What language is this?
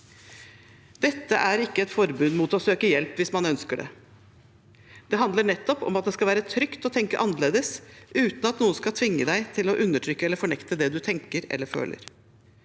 Norwegian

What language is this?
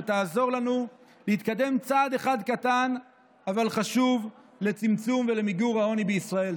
Hebrew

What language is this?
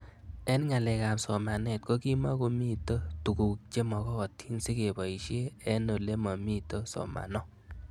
Kalenjin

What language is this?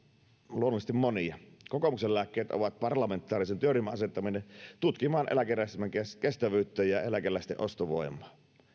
Finnish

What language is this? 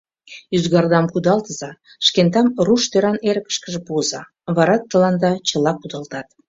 Mari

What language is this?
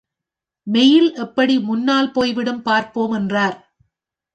Tamil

